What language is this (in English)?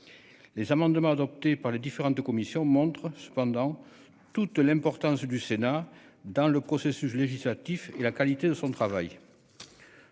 French